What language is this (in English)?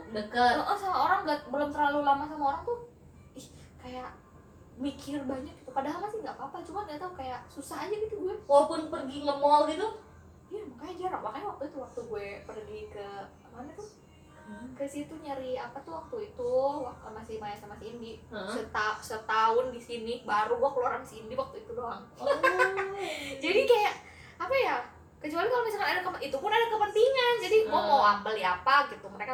Indonesian